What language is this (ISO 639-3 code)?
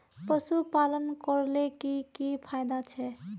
mag